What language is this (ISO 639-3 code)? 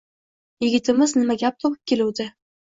uzb